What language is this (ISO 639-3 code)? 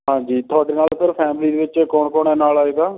pan